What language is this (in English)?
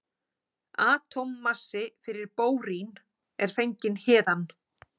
Icelandic